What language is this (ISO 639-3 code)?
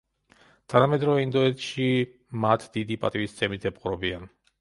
kat